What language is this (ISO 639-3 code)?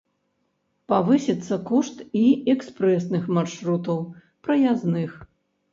bel